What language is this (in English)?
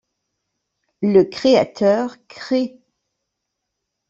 French